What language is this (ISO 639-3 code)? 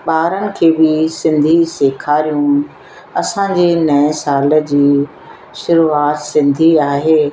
snd